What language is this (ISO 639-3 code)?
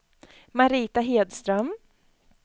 swe